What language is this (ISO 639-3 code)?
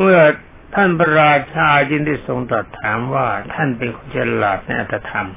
tha